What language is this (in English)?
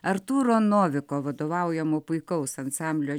Lithuanian